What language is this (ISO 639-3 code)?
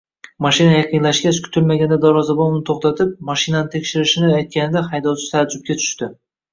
uzb